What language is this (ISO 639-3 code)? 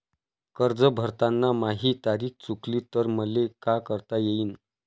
mar